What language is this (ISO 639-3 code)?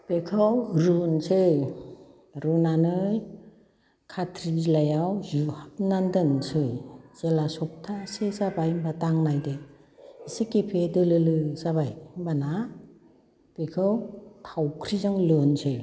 brx